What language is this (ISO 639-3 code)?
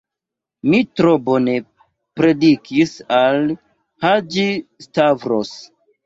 epo